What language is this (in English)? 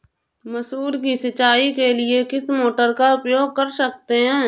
Hindi